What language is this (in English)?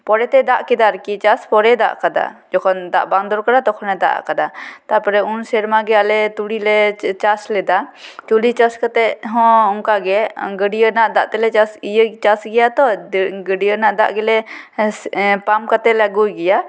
Santali